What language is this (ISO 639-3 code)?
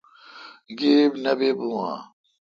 xka